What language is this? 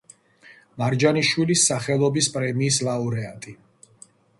Georgian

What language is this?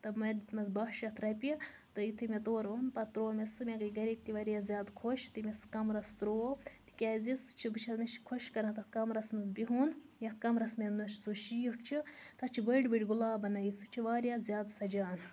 Kashmiri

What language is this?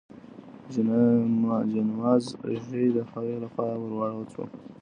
Pashto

